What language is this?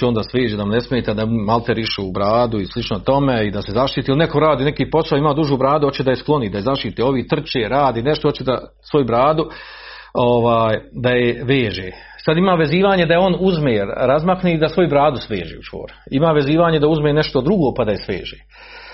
Croatian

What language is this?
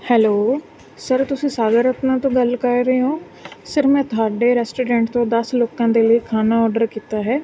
Punjabi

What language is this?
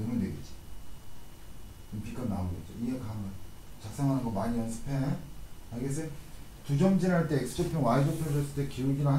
Korean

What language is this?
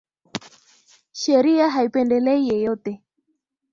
Swahili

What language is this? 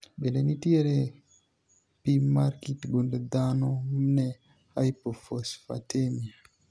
Luo (Kenya and Tanzania)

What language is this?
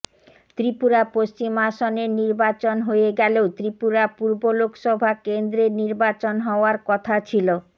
Bangla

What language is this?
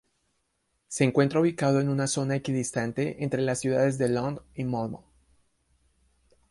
Spanish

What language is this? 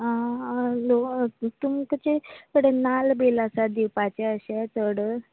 Konkani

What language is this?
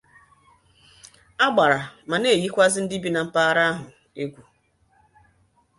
Igbo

